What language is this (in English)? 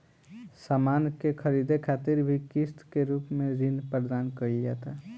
Bhojpuri